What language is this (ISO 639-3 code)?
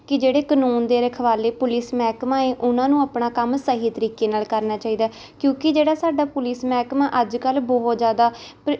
pan